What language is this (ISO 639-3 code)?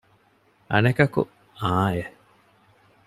div